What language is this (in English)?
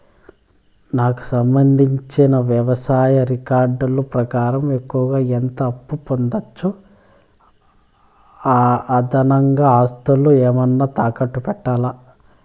Telugu